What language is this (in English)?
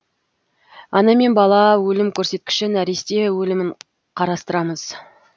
Kazakh